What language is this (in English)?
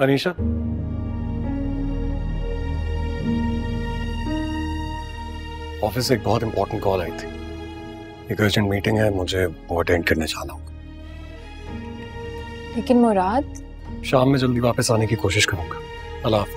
Hindi